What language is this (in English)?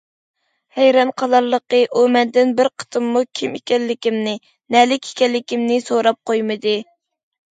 Uyghur